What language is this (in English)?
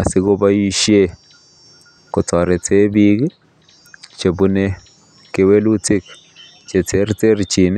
Kalenjin